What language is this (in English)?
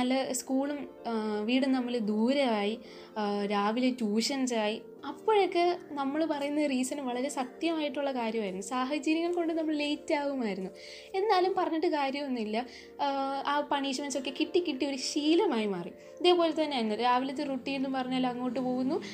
Malayalam